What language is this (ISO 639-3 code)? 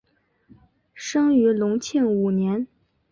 zho